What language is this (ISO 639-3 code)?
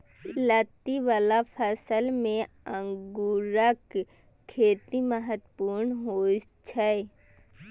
mai